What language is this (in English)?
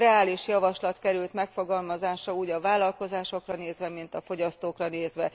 Hungarian